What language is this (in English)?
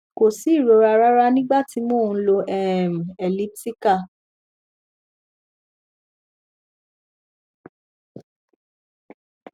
Yoruba